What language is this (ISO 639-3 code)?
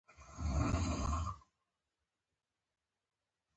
pus